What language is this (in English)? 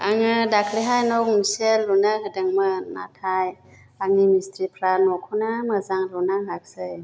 Bodo